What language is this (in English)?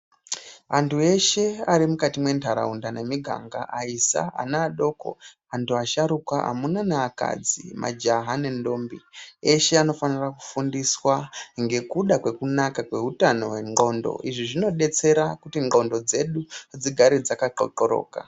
Ndau